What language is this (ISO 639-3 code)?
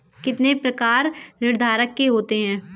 hin